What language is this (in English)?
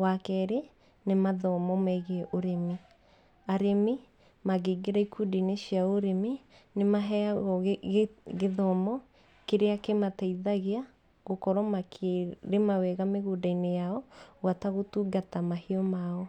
Kikuyu